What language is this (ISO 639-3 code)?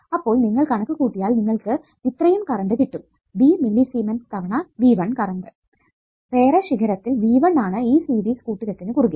mal